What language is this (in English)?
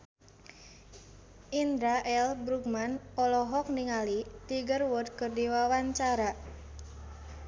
Sundanese